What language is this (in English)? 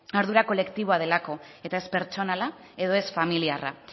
Basque